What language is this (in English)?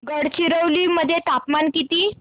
Marathi